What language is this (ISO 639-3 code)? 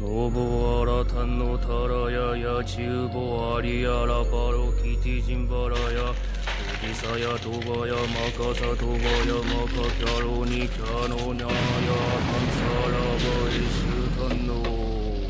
jpn